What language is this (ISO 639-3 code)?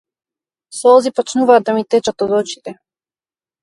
mkd